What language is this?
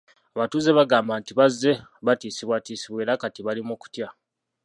Ganda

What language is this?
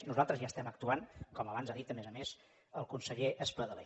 Catalan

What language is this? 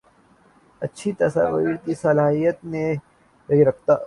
Urdu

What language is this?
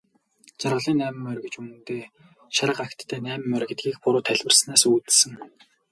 Mongolian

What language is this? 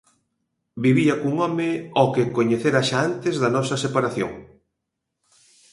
Galician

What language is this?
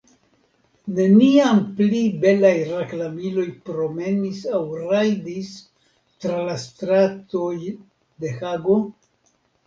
Esperanto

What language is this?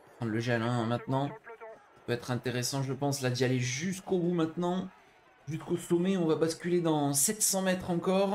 French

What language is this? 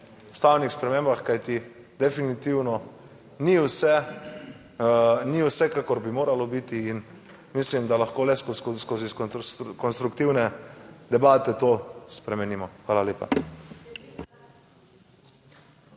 Slovenian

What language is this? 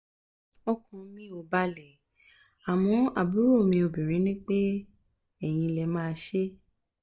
Yoruba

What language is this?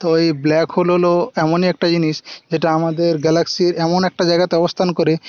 Bangla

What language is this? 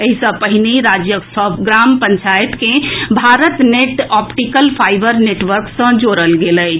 Maithili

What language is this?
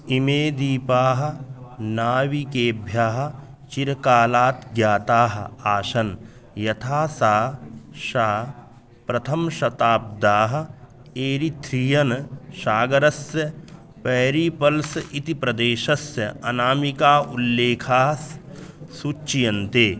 Sanskrit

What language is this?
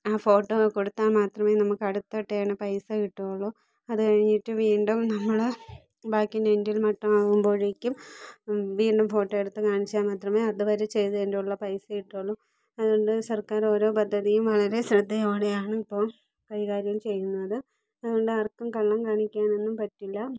Malayalam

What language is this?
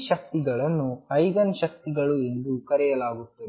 Kannada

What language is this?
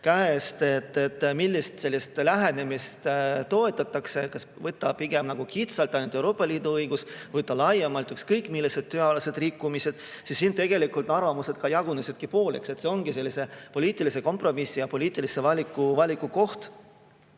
Estonian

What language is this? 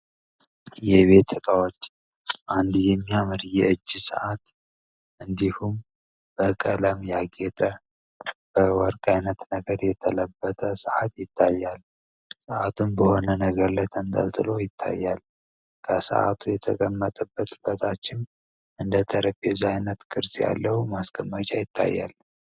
Amharic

